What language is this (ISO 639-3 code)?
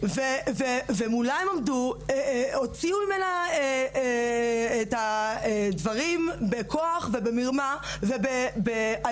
heb